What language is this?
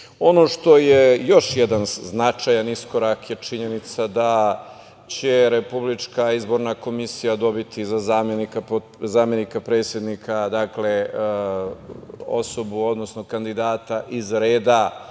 Serbian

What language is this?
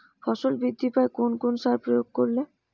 Bangla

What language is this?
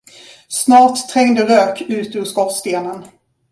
Swedish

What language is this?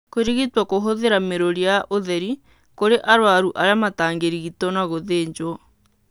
Kikuyu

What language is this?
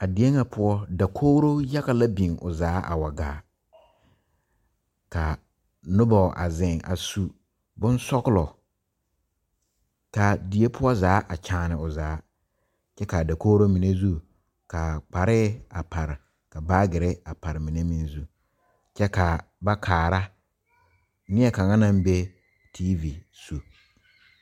Southern Dagaare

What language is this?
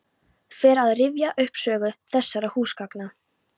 Icelandic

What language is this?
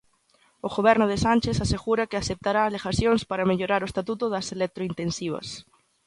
Galician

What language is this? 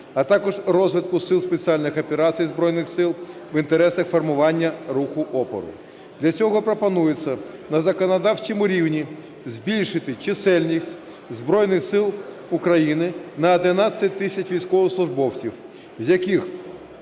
Ukrainian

